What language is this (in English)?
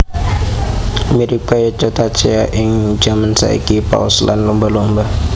Javanese